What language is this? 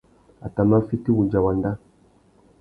Tuki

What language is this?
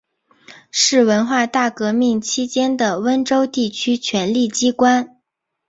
Chinese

